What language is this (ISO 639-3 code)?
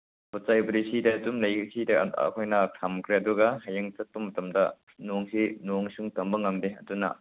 mni